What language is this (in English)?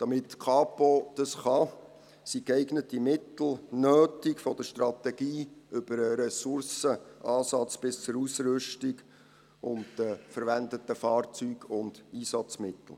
Swiss German